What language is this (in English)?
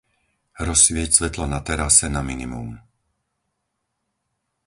Slovak